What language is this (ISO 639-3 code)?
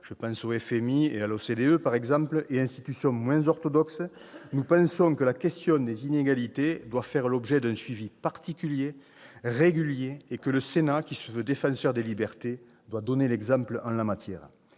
fra